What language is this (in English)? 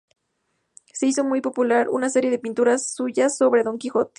Spanish